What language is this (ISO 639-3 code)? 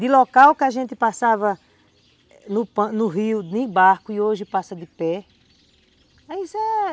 por